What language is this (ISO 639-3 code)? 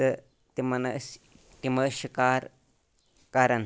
kas